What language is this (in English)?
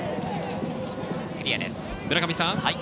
Japanese